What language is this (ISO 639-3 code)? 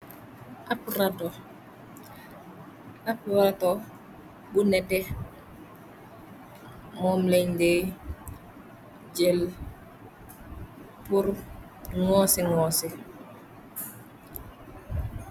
wol